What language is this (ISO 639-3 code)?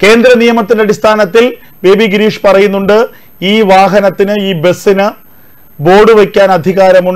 ara